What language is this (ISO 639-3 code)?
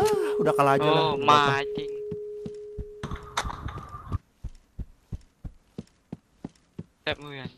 ind